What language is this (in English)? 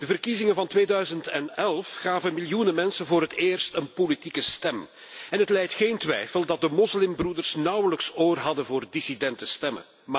Dutch